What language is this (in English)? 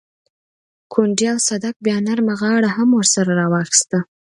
Pashto